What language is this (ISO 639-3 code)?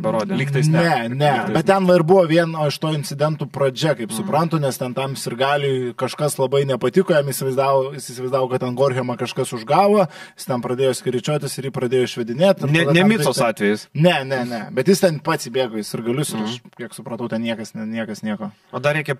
lit